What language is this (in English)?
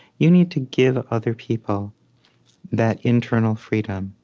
English